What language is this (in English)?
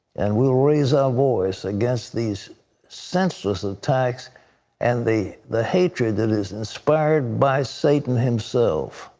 English